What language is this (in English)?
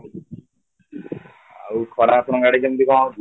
Odia